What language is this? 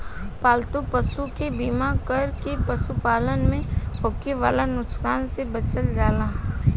Bhojpuri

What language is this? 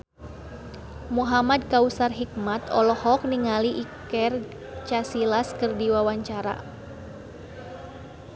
Sundanese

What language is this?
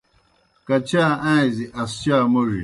Kohistani Shina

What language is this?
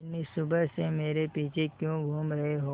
Hindi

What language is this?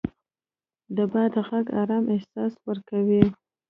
Pashto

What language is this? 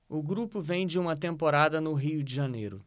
Portuguese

